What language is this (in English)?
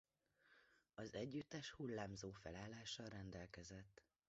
Hungarian